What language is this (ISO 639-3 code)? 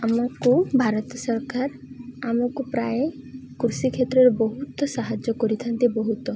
ori